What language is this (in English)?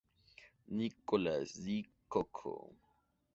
Spanish